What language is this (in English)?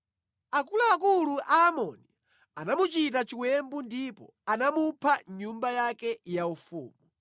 Nyanja